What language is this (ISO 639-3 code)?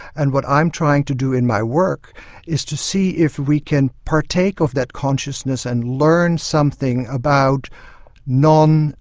eng